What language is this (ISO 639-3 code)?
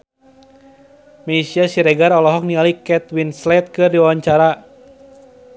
sun